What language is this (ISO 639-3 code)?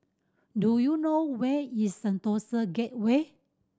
eng